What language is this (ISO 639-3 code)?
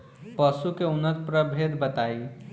bho